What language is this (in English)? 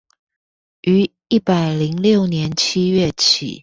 Chinese